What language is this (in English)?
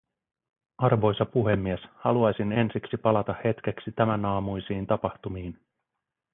Finnish